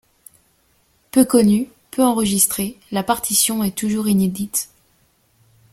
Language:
French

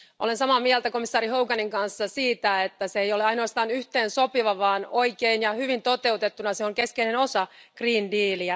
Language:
Finnish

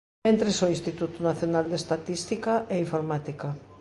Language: Galician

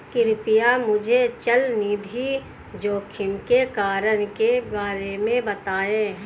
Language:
Hindi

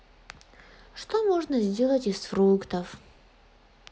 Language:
Russian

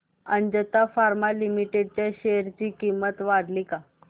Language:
Marathi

